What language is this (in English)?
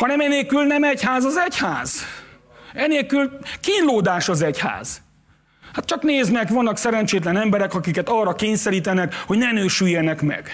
Hungarian